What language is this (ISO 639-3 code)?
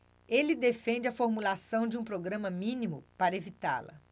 por